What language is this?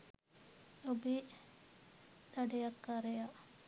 Sinhala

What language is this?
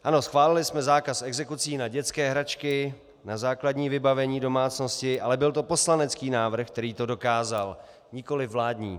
Czech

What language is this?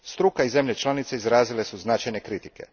Croatian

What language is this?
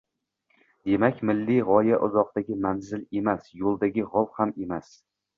Uzbek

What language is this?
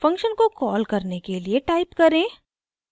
Hindi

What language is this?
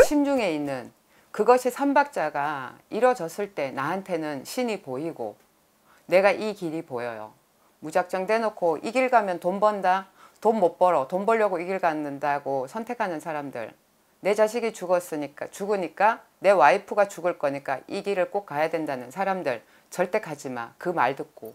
Korean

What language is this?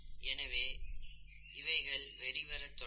Tamil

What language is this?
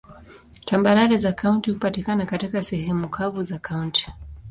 Swahili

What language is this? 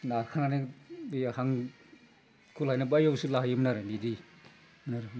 Bodo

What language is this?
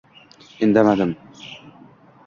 Uzbek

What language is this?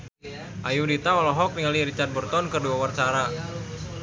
Sundanese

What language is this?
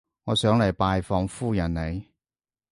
Cantonese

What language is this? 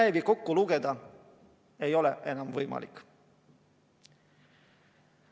Estonian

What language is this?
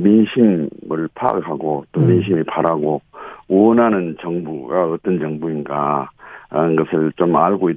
Korean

